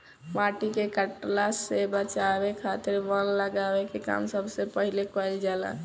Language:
Bhojpuri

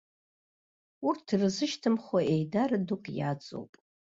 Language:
Abkhazian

